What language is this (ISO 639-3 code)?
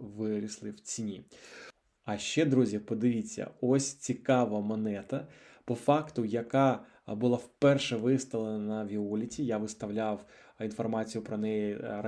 ukr